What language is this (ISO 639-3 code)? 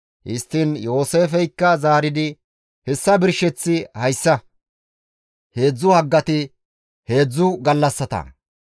gmv